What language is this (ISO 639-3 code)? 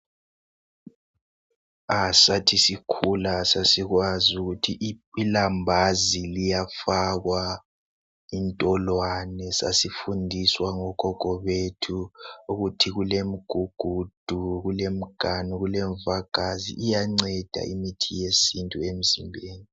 nde